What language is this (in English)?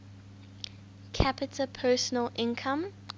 English